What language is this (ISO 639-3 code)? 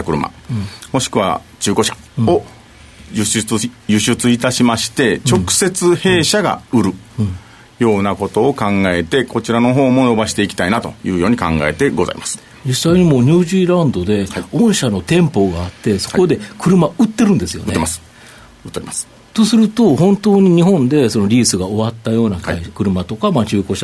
jpn